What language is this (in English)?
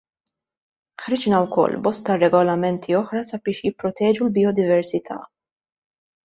Maltese